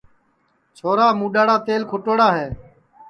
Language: Sansi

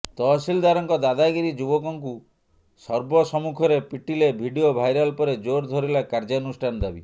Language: Odia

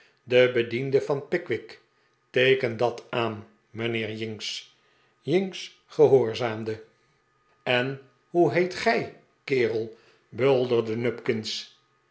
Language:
Dutch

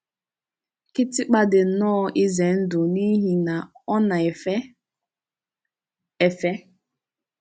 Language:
Igbo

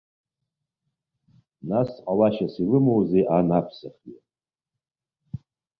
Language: Abkhazian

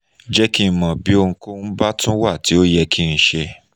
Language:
Yoruba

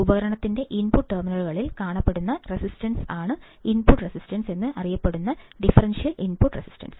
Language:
Malayalam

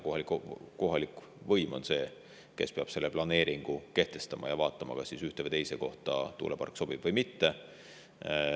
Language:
Estonian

